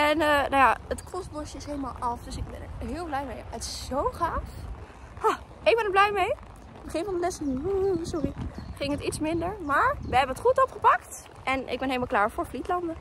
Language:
Dutch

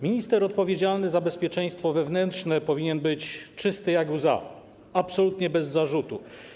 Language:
Polish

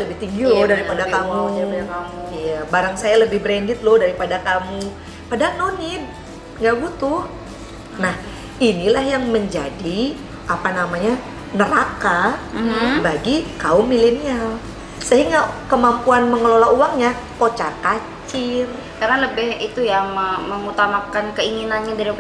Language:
Indonesian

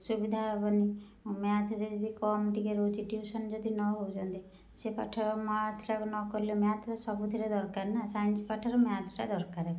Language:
Odia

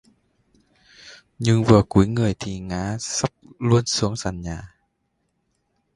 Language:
Vietnamese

